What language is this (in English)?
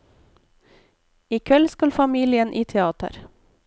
Norwegian